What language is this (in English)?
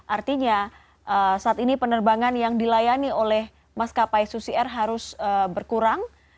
Indonesian